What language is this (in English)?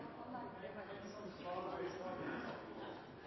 Norwegian Bokmål